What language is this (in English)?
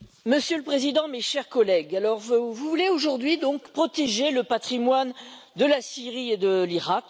French